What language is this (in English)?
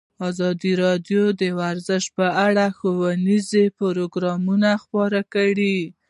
Pashto